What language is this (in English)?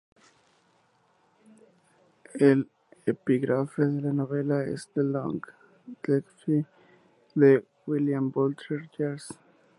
Spanish